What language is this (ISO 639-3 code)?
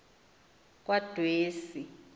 xho